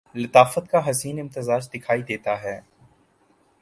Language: Urdu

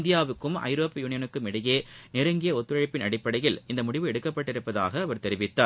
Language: Tamil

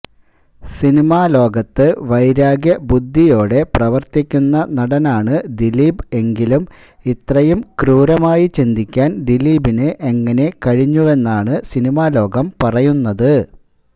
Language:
Malayalam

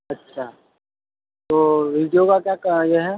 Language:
Urdu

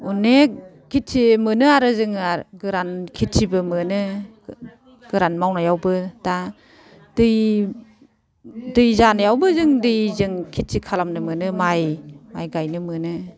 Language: Bodo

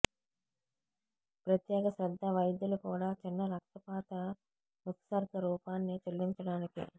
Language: Telugu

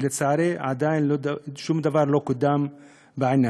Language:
Hebrew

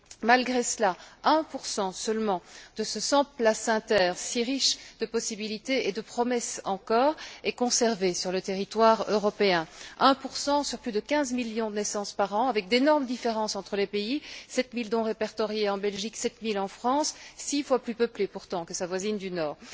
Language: French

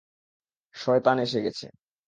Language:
Bangla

